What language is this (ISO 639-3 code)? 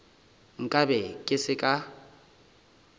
nso